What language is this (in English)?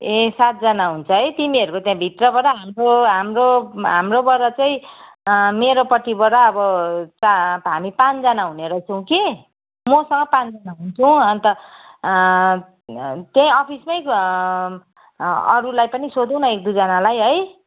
Nepali